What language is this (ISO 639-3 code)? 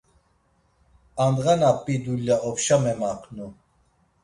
lzz